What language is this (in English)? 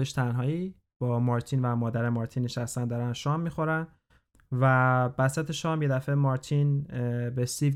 Persian